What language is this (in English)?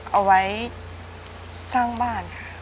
Thai